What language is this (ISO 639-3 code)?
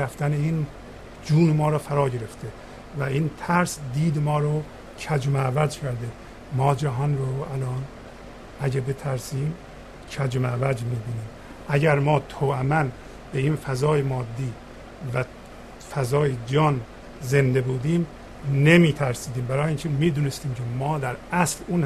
fas